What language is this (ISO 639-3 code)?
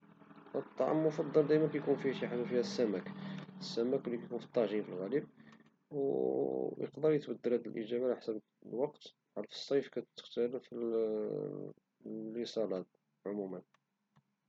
ary